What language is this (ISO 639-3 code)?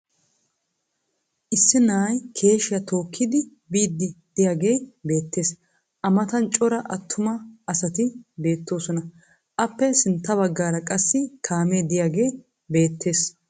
wal